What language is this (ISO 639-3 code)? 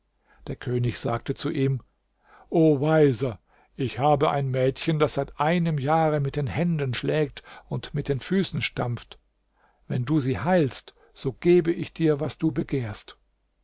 deu